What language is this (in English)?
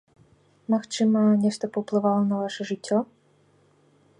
Belarusian